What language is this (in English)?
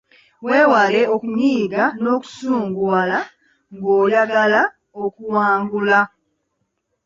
Ganda